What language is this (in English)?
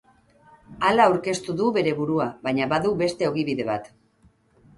Basque